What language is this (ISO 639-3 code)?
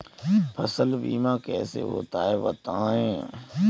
hin